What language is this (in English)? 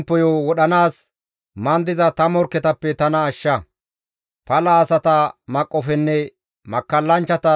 Gamo